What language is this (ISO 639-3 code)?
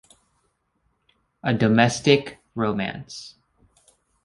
eng